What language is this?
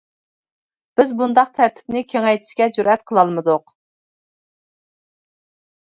Uyghur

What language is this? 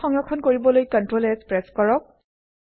Assamese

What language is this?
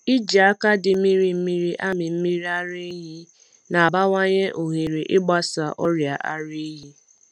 Igbo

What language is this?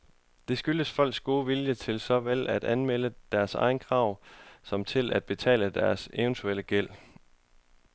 Danish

